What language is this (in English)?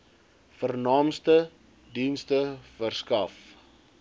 Afrikaans